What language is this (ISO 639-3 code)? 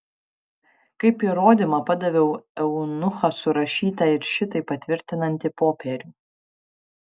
lit